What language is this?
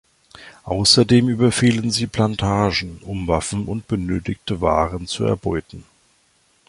German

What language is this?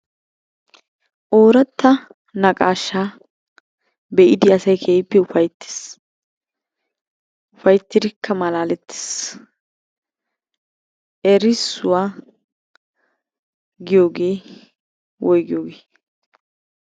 Wolaytta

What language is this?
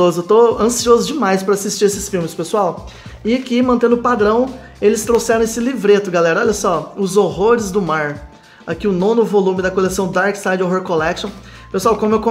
Portuguese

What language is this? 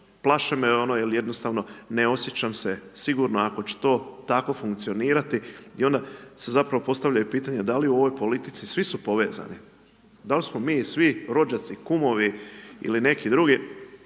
Croatian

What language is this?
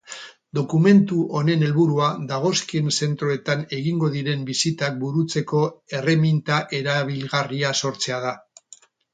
Basque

